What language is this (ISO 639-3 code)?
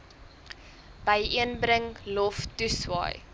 afr